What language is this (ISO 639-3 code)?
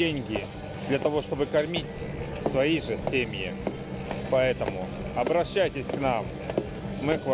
rus